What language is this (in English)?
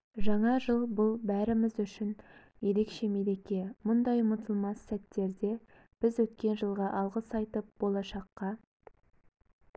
Kazakh